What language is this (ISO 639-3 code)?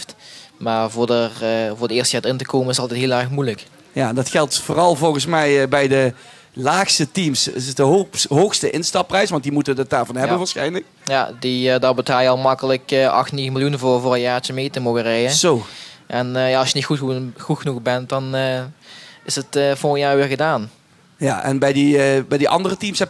nld